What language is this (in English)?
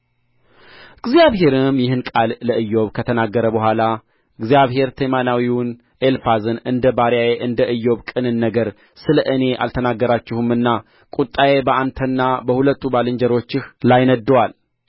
Amharic